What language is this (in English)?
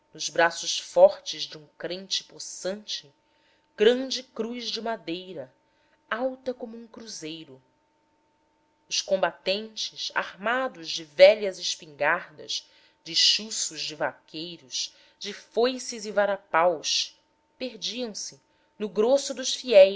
Portuguese